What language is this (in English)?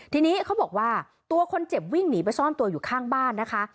Thai